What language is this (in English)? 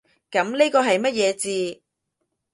Cantonese